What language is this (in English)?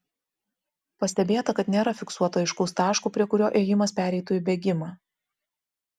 Lithuanian